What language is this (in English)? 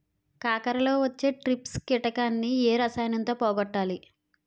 Telugu